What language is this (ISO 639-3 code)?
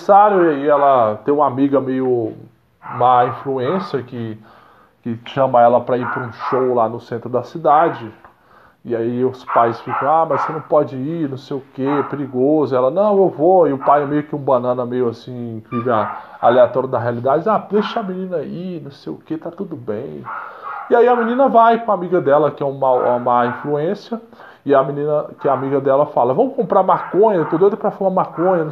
por